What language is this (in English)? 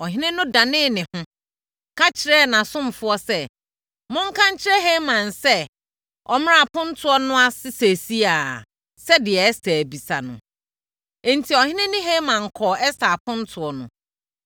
Akan